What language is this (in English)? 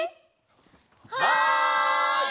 Japanese